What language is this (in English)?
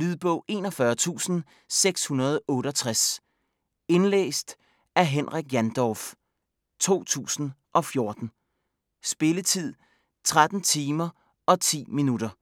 Danish